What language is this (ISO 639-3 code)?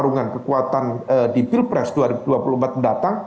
ind